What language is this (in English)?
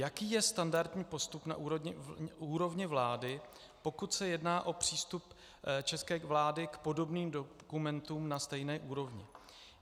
Czech